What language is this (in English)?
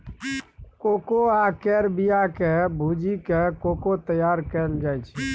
Maithili